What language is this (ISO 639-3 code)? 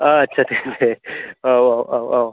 brx